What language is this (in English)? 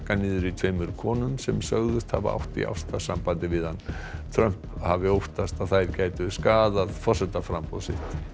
Icelandic